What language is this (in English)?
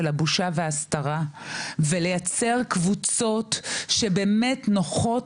Hebrew